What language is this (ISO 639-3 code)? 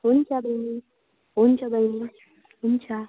nep